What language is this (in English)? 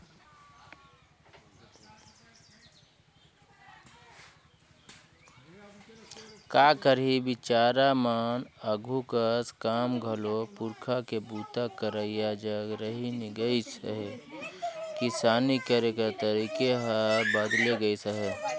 Chhattisgarhi